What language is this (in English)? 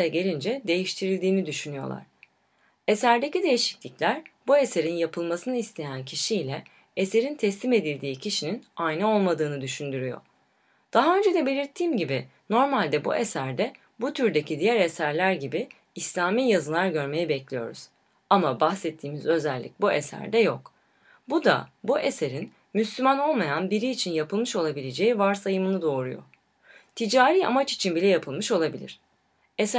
Turkish